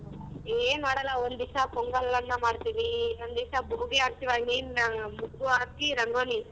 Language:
Kannada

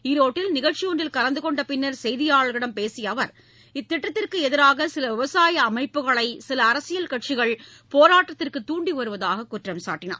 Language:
Tamil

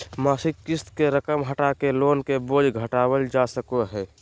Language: Magahi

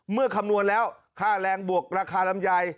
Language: Thai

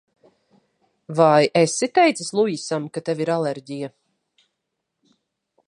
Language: Latvian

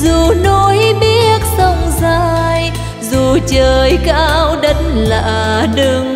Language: Vietnamese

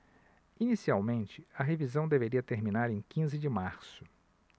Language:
Portuguese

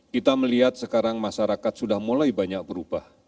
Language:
Indonesian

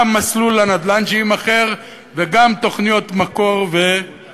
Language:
Hebrew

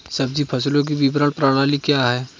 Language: Hindi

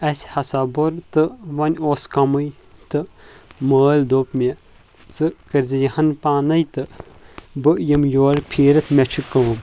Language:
Kashmiri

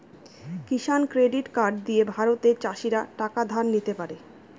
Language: Bangla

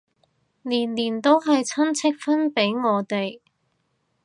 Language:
Cantonese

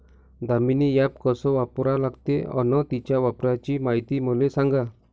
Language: Marathi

